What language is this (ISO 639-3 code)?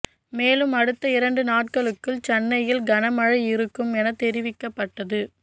tam